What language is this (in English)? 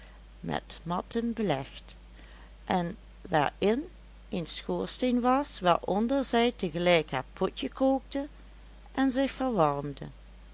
Dutch